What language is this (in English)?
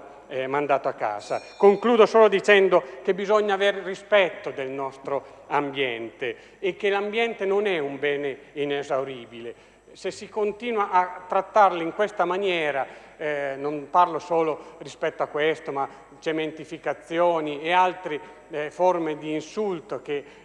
Italian